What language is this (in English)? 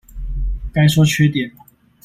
Chinese